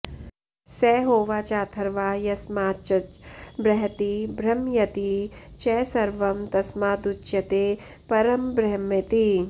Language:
Sanskrit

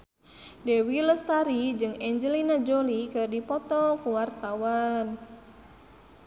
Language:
Sundanese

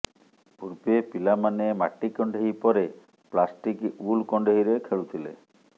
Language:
Odia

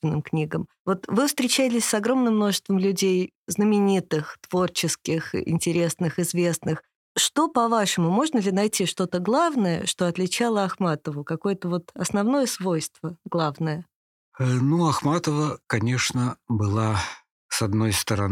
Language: Russian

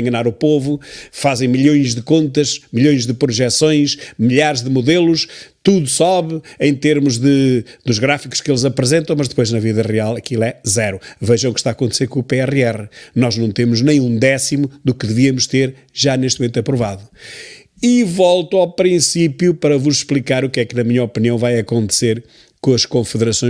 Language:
Portuguese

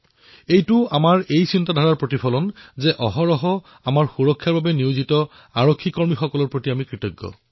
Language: Assamese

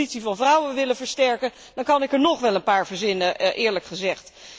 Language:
Dutch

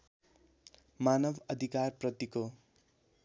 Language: Nepali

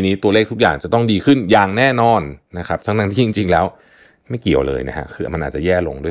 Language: Thai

